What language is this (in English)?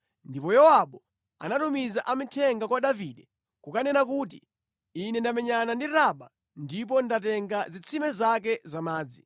Nyanja